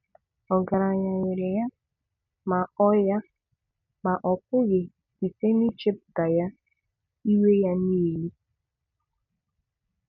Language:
Igbo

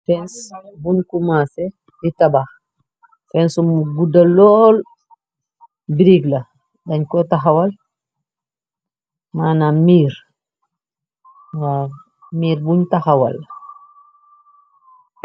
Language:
Wolof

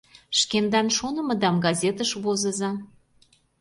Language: Mari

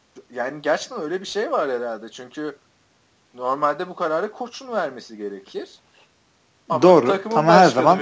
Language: Turkish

